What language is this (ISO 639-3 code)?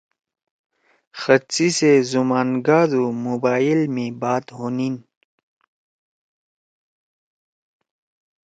trw